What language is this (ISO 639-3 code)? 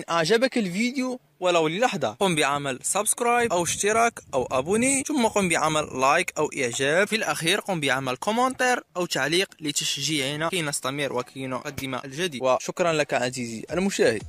ara